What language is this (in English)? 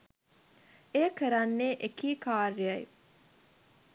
Sinhala